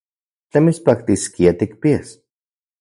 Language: Central Puebla Nahuatl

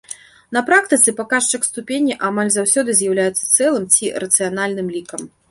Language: Belarusian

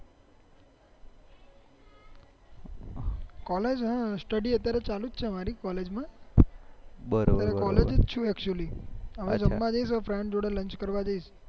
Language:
Gujarati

